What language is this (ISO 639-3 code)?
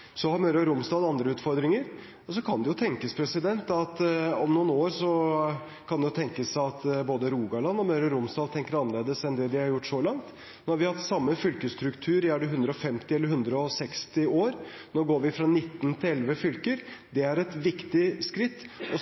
nob